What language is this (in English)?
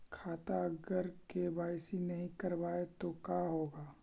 Magahi